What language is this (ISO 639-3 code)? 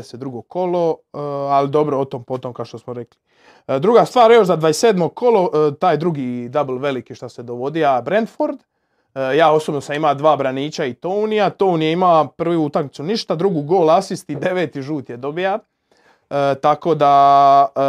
hrv